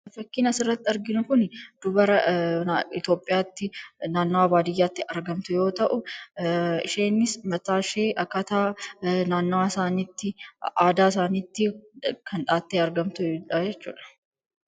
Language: Oromo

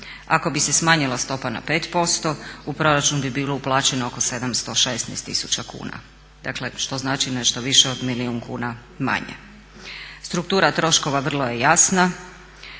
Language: Croatian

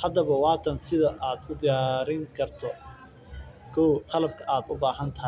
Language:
Somali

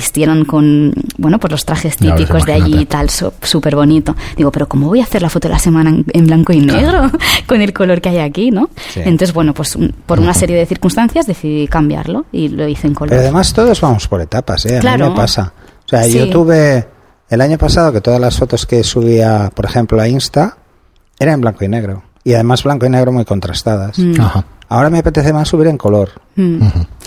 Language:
Spanish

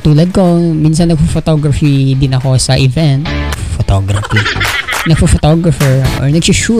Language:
Filipino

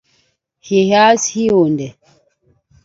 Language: Basaa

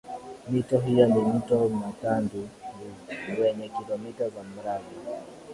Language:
Swahili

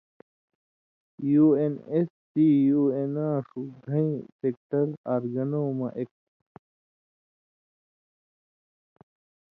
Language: Indus Kohistani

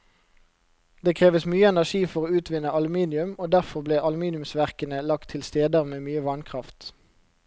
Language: Norwegian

